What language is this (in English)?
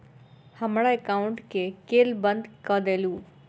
Maithili